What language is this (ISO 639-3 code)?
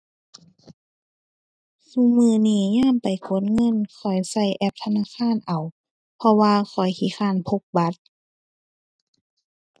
tha